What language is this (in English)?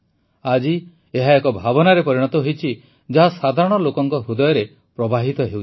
Odia